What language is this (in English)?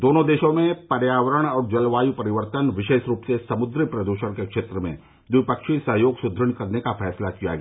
Hindi